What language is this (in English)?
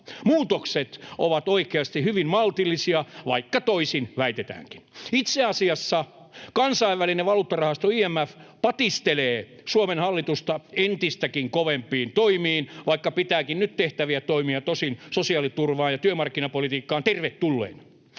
Finnish